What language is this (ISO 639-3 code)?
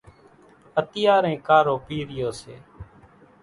gjk